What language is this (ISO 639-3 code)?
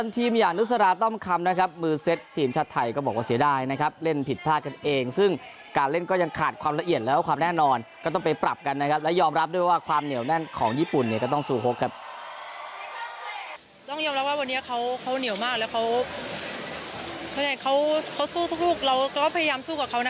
tha